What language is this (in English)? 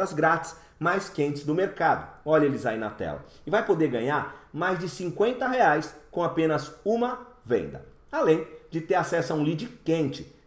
Portuguese